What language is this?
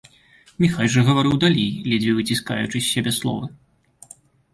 Belarusian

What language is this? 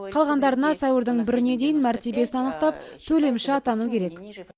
Kazakh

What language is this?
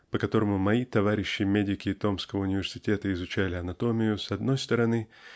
Russian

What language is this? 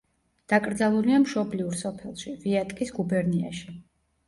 Georgian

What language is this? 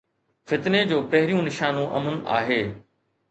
Sindhi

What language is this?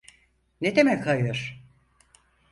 Turkish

